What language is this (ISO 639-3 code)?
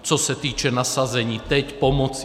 ces